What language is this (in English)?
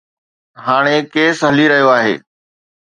Sindhi